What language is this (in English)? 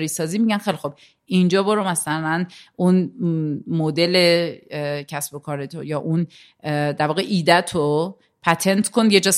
Persian